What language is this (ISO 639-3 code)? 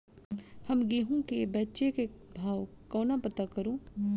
mai